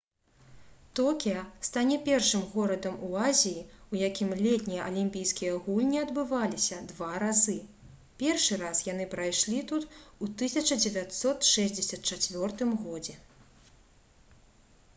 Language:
Belarusian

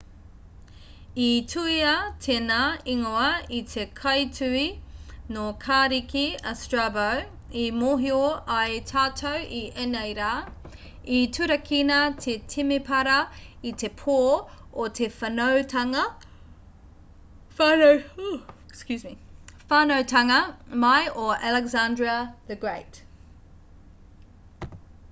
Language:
Māori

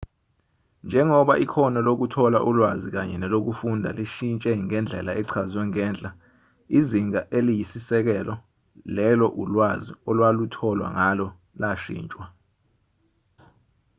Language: Zulu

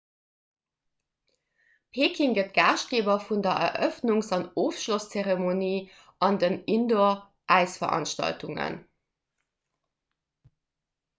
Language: Luxembourgish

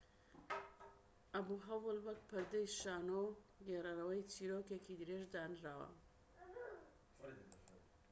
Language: Central Kurdish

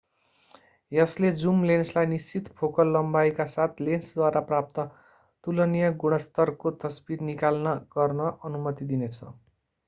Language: Nepali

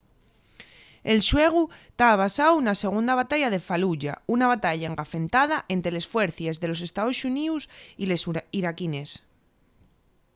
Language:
Asturian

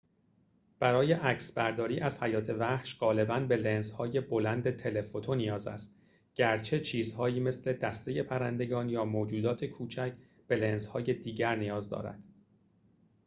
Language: Persian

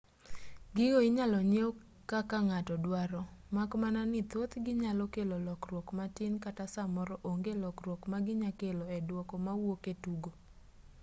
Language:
Luo (Kenya and Tanzania)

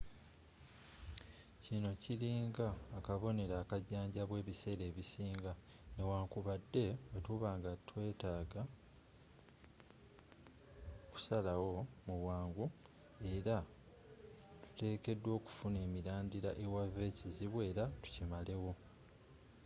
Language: Ganda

